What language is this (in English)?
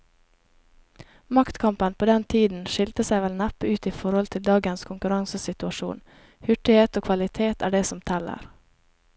Norwegian